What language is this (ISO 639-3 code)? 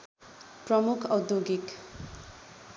nep